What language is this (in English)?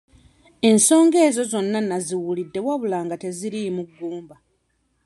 Ganda